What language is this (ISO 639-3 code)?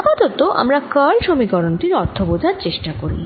ben